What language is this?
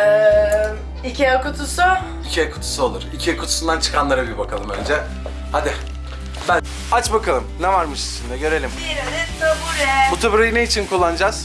Turkish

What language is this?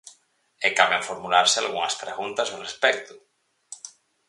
Galician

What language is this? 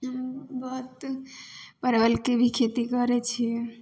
Maithili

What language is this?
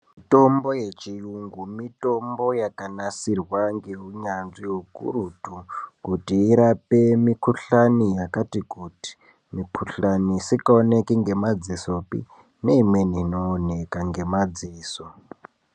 Ndau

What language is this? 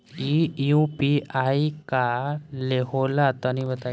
Bhojpuri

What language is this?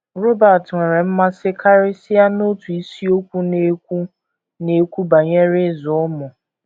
Igbo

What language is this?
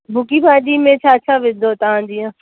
Sindhi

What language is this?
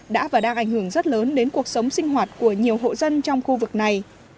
Vietnamese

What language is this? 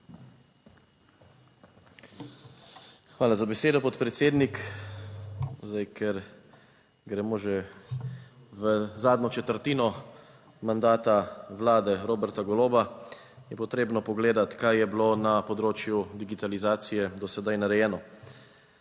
Slovenian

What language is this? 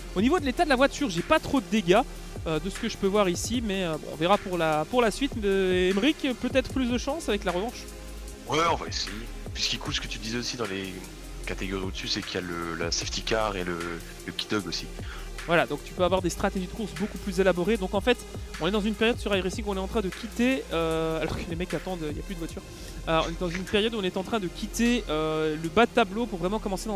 French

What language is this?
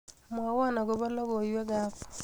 Kalenjin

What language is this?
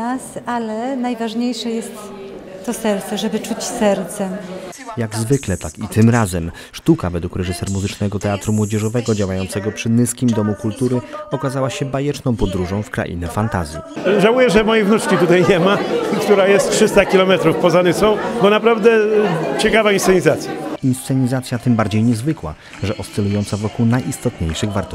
Polish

